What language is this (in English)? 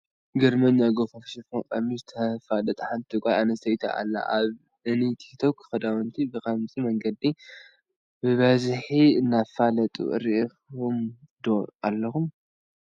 Tigrinya